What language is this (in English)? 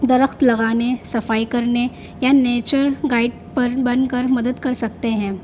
Urdu